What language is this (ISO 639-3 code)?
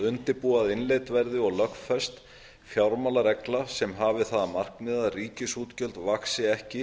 isl